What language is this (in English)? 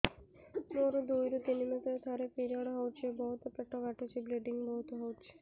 Odia